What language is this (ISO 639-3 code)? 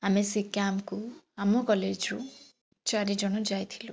ori